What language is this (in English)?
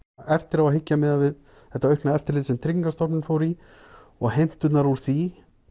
Icelandic